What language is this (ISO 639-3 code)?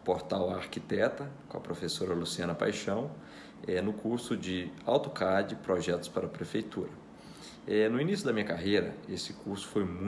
por